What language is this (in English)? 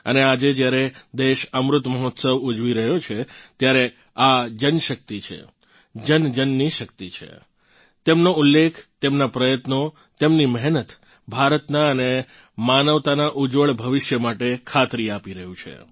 Gujarati